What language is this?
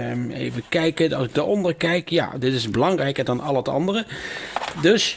Dutch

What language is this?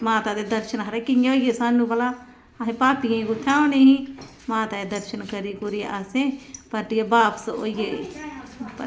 Dogri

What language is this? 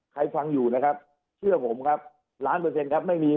Thai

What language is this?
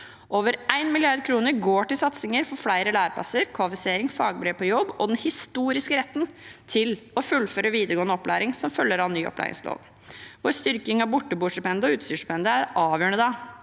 Norwegian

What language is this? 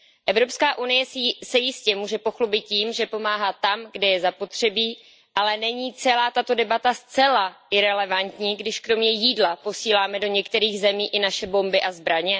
Czech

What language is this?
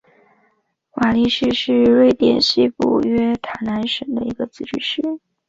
Chinese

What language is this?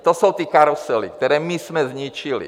Czech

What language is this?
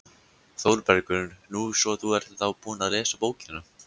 Icelandic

